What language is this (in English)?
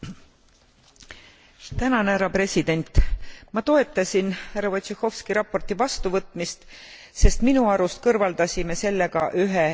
Estonian